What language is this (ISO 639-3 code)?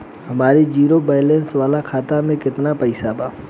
bho